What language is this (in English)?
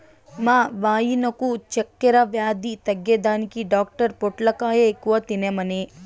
Telugu